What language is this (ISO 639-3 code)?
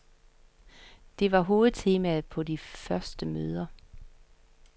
dan